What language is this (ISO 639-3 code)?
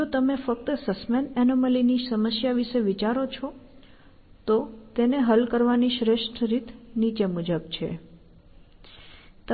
guj